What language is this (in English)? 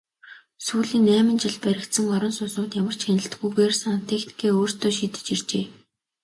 Mongolian